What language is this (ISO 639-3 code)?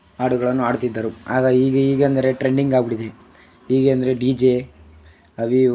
kan